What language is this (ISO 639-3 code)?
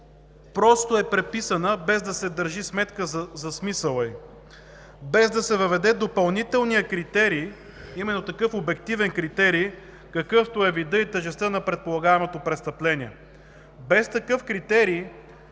bul